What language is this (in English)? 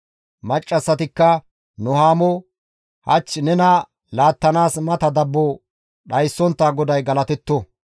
Gamo